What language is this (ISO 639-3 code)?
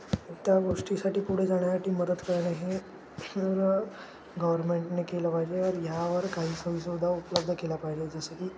mar